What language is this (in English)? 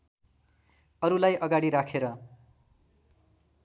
Nepali